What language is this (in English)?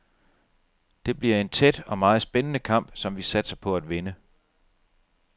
Danish